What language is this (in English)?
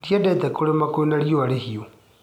Kikuyu